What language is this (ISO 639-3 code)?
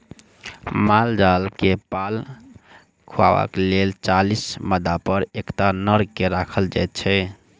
mai